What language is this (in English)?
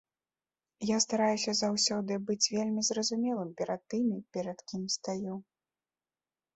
Belarusian